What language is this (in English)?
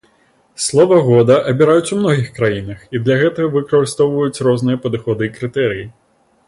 Belarusian